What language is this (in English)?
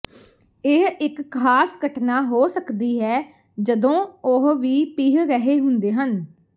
Punjabi